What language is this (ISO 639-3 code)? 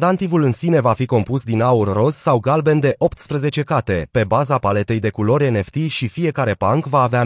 ron